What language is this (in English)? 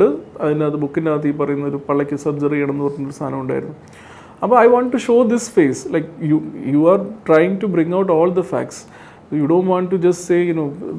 Malayalam